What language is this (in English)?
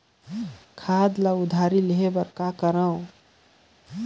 Chhattisgarhi